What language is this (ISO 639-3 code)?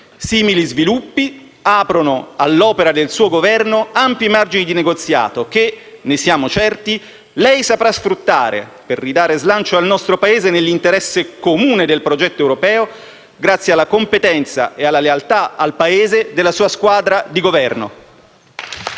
ita